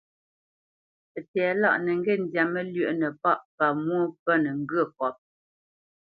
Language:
Bamenyam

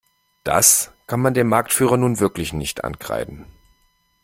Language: German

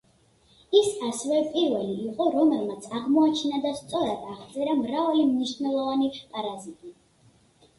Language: Georgian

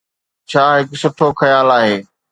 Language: Sindhi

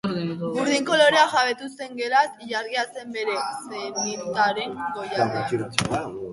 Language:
Basque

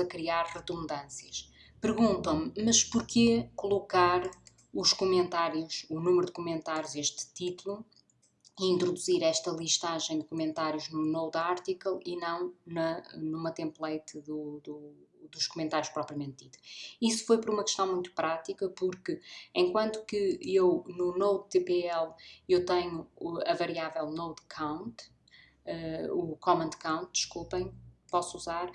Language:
Portuguese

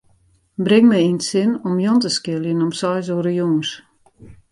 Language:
Western Frisian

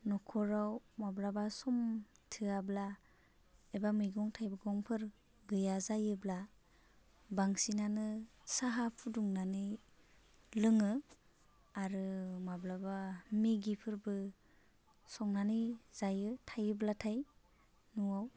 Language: Bodo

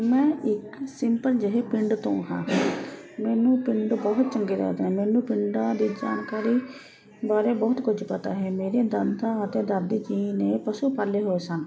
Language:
Punjabi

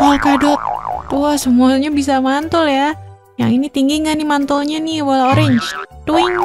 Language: Indonesian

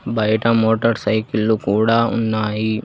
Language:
Telugu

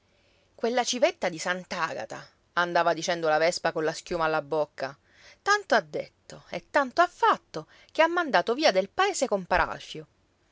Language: Italian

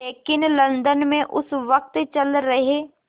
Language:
Hindi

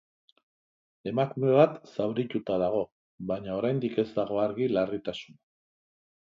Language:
Basque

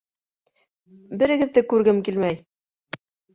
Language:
Bashkir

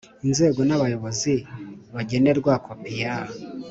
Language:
Kinyarwanda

